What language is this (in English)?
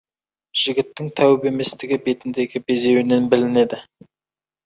Kazakh